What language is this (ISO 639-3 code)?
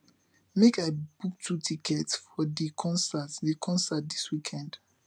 pcm